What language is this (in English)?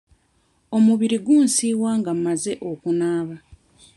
Ganda